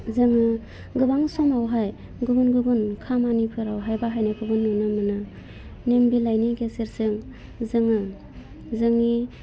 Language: Bodo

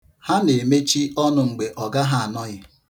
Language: Igbo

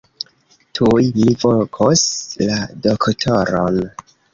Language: Esperanto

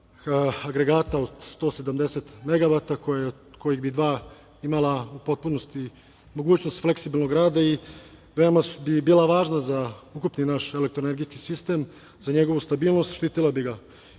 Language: Serbian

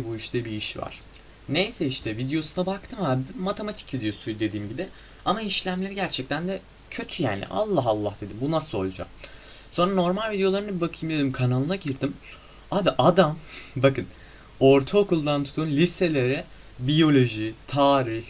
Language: Turkish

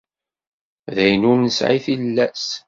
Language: Kabyle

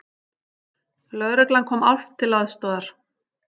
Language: Icelandic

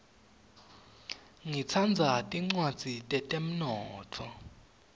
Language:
Swati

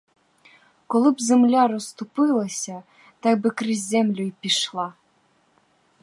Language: Ukrainian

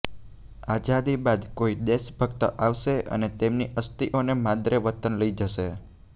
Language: Gujarati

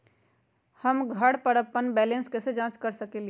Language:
Magahi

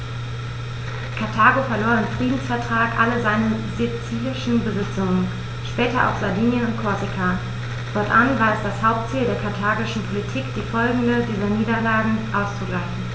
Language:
German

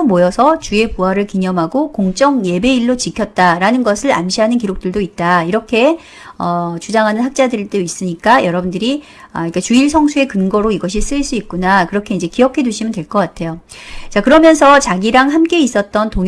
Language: Korean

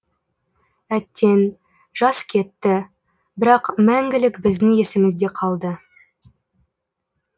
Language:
Kazakh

